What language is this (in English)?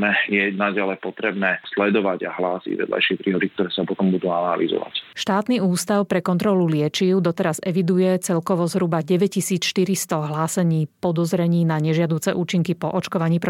Slovak